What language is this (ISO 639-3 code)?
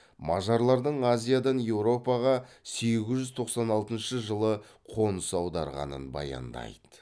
kaz